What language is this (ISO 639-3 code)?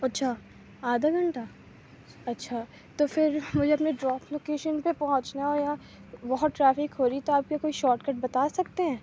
urd